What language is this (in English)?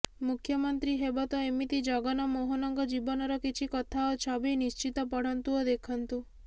Odia